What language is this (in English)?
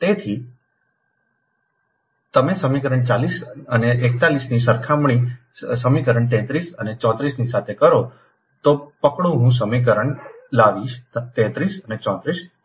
Gujarati